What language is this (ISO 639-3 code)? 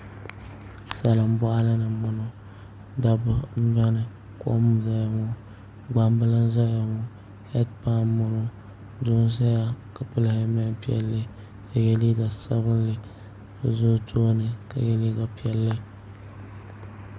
dag